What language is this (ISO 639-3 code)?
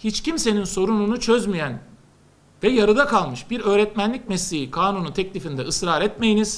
tur